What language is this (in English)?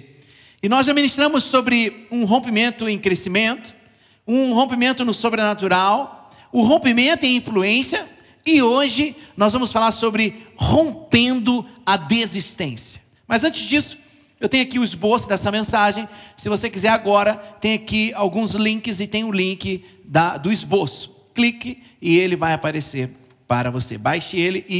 Portuguese